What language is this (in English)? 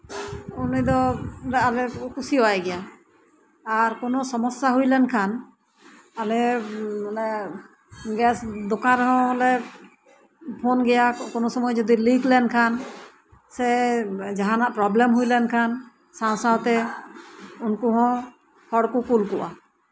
Santali